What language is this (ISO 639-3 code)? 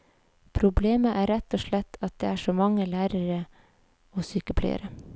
nor